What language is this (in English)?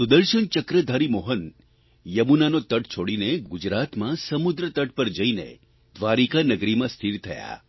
Gujarati